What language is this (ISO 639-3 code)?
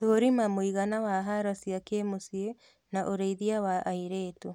kik